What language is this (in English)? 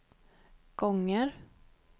Swedish